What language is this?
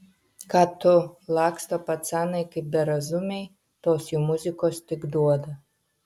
Lithuanian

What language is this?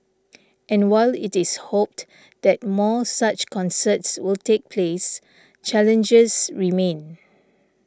English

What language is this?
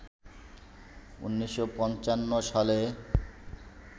Bangla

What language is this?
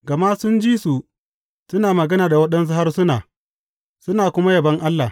Hausa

